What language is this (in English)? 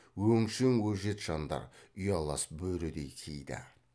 Kazakh